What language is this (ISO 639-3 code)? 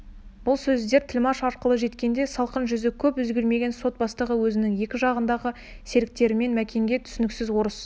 kaz